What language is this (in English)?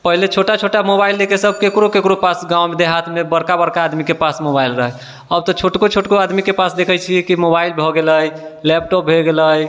Maithili